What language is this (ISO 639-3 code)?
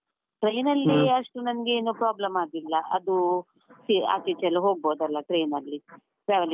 kan